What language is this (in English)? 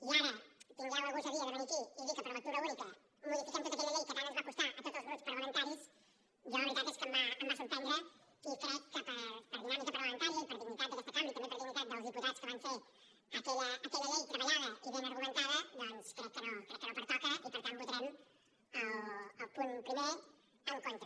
Catalan